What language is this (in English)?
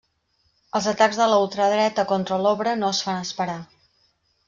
Catalan